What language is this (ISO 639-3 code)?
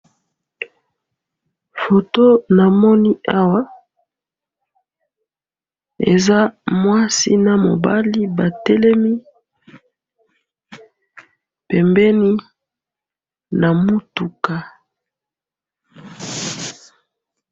lin